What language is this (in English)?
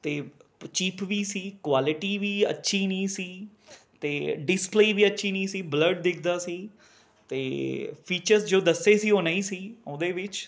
Punjabi